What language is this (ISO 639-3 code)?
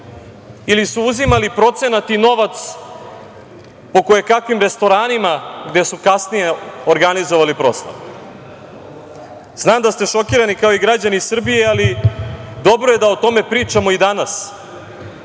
srp